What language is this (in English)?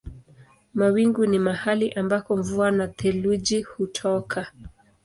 Swahili